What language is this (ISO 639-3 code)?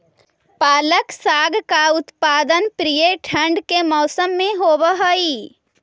mag